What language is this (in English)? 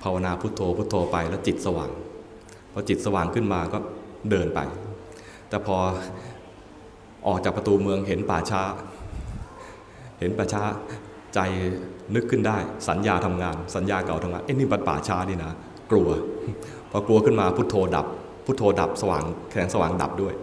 Thai